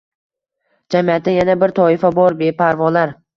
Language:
Uzbek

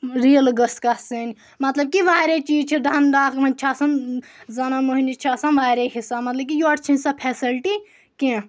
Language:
Kashmiri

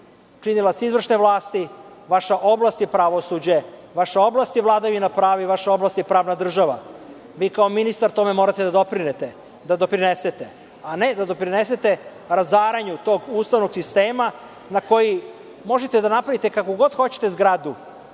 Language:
Serbian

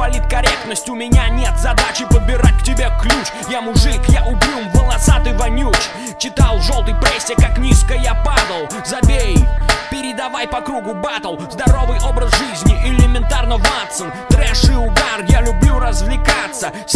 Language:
Russian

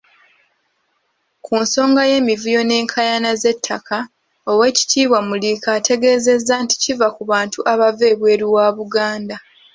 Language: Ganda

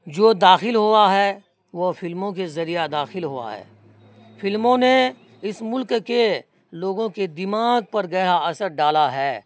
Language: Urdu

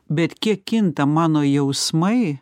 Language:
Lithuanian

